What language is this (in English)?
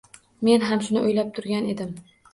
Uzbek